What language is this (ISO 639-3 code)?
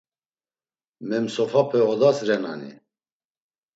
lzz